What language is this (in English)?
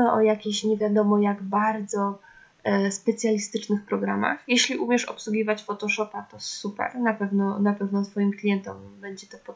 Polish